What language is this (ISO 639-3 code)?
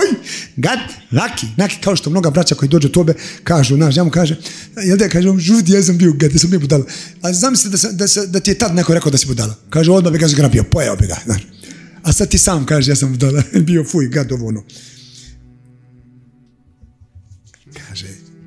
ara